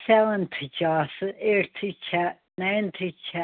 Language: Kashmiri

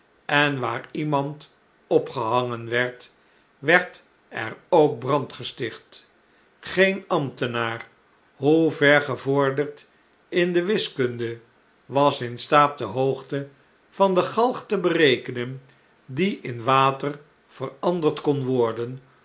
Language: Dutch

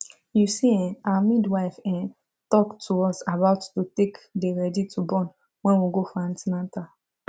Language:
Nigerian Pidgin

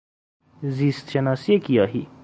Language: Persian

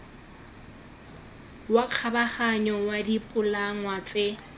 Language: Tswana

